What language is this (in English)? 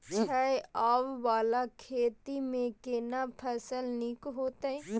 Maithili